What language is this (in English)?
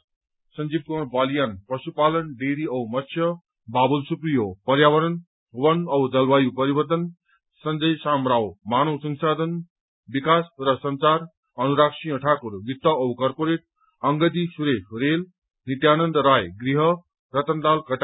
Nepali